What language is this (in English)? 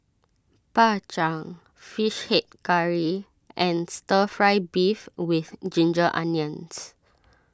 English